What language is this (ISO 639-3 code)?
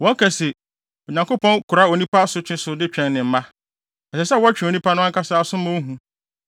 aka